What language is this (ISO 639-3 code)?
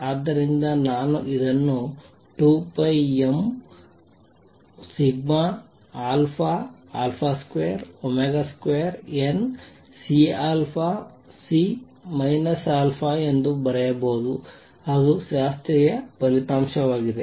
kan